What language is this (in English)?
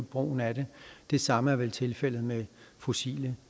Danish